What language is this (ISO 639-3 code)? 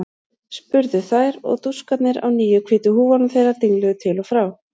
isl